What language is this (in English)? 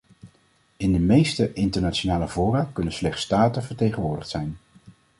Dutch